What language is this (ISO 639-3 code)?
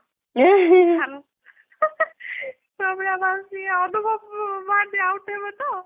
ori